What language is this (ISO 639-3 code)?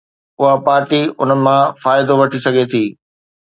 snd